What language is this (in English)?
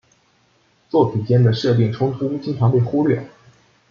Chinese